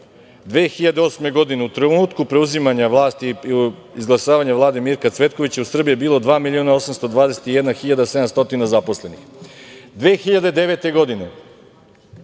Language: Serbian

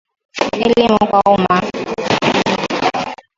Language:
Swahili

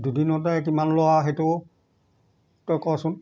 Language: Assamese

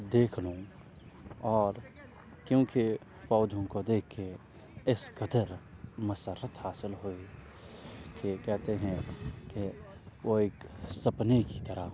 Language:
Urdu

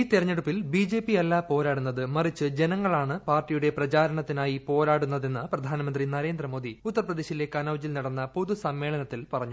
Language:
Malayalam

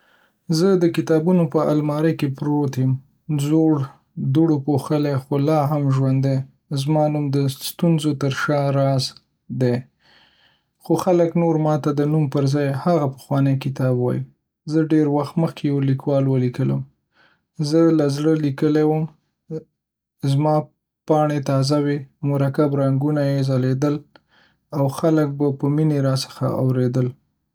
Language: Pashto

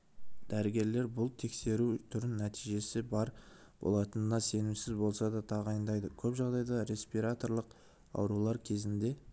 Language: Kazakh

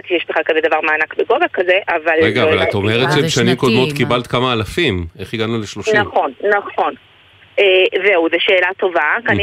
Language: Hebrew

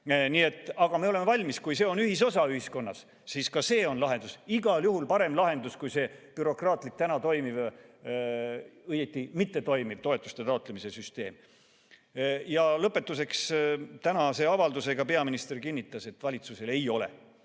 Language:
Estonian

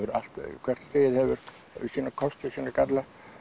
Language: Icelandic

